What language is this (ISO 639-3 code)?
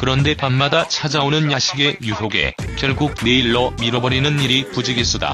kor